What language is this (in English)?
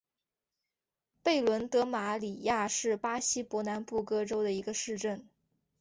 Chinese